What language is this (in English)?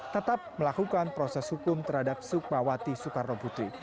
Indonesian